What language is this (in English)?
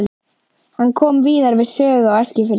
Icelandic